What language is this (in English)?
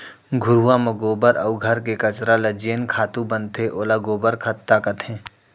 Chhattisgarhi